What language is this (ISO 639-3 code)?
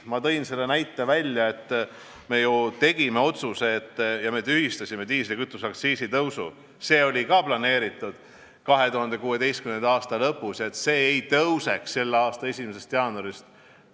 est